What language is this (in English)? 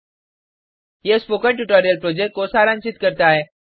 Hindi